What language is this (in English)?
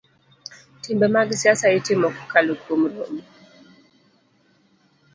Luo (Kenya and Tanzania)